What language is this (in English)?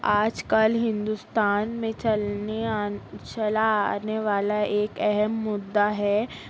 Urdu